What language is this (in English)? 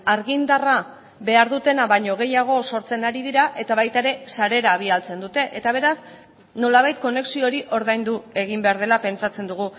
Basque